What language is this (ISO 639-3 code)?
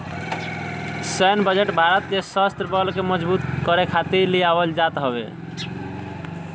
bho